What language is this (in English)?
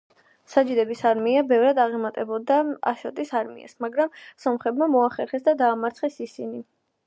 Georgian